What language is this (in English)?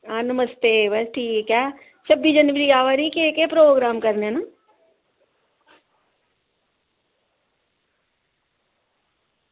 Dogri